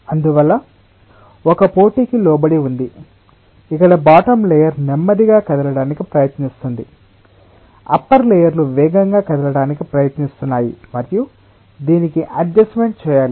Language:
Telugu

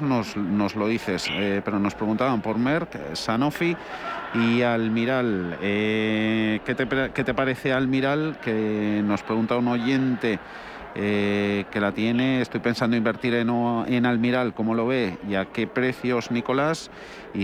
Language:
Spanish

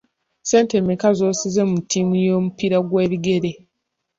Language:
Ganda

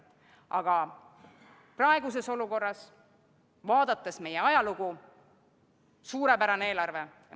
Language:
Estonian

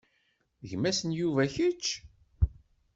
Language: Kabyle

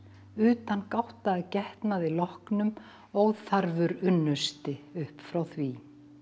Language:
Icelandic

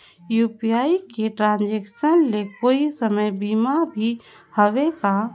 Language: Chhattisgarhi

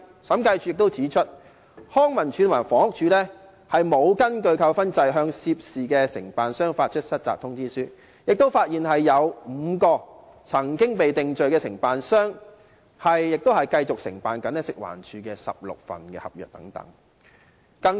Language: Cantonese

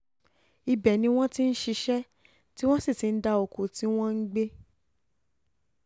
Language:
Yoruba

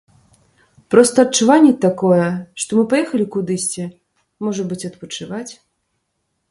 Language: Belarusian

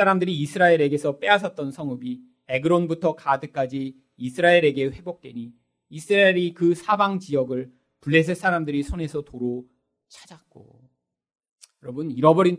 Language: Korean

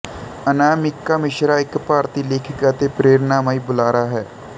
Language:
Punjabi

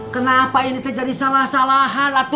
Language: Indonesian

